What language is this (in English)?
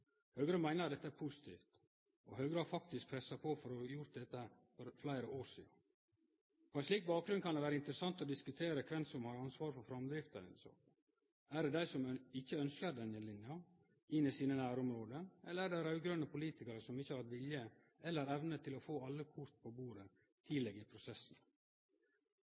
Norwegian Nynorsk